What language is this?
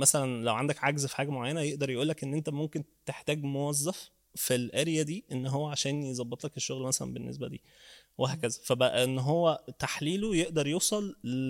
Arabic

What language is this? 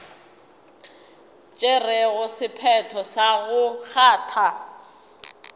Northern Sotho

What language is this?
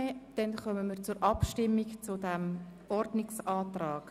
Swiss German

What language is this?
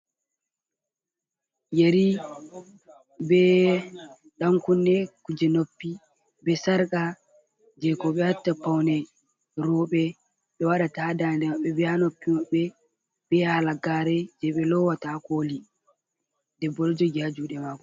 Fula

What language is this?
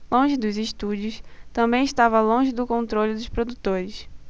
Portuguese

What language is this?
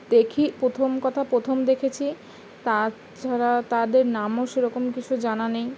Bangla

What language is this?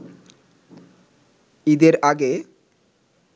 Bangla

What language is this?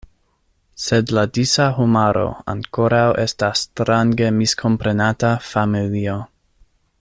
Esperanto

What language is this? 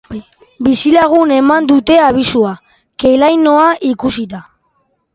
Basque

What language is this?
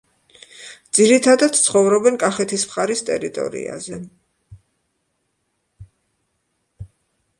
Georgian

